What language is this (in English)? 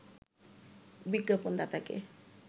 Bangla